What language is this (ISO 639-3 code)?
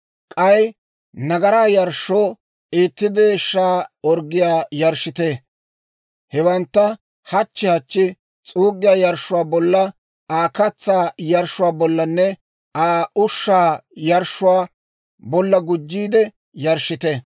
dwr